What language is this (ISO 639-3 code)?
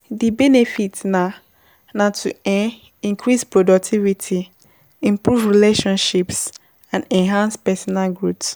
pcm